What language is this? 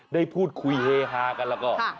Thai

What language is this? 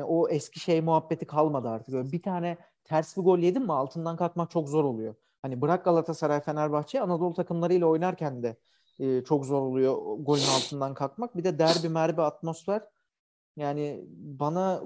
Turkish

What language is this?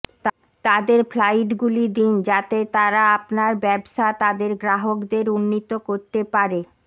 Bangla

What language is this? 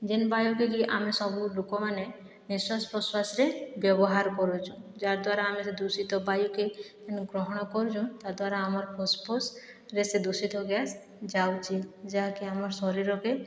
Odia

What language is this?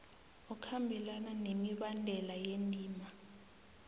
South Ndebele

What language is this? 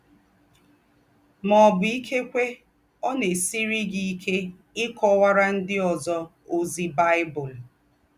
Igbo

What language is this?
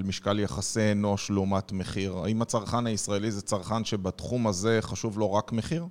Hebrew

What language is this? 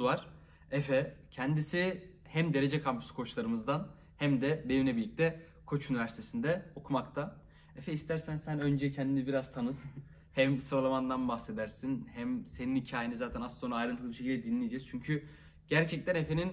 Turkish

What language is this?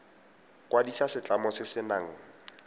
Tswana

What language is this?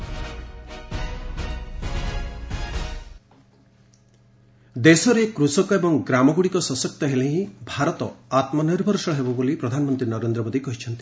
Odia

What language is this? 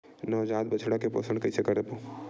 Chhattisgarhi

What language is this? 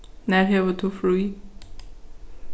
Faroese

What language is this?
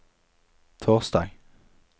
Norwegian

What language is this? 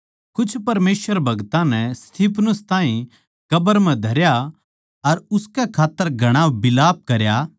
Haryanvi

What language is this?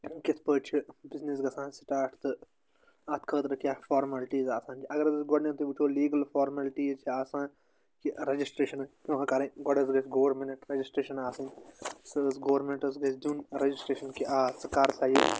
Kashmiri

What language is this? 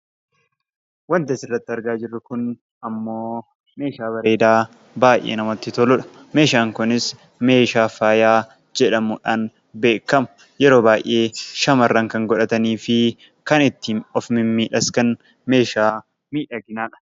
Oromo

